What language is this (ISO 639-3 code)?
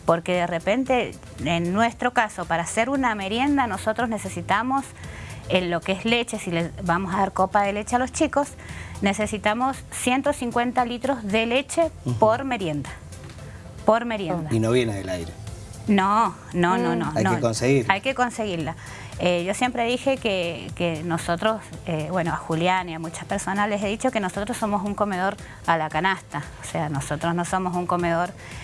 spa